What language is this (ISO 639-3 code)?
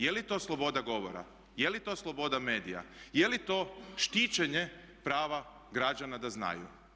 hrv